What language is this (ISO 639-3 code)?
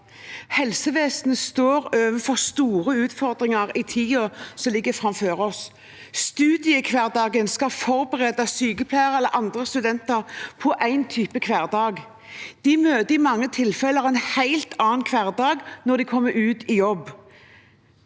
nor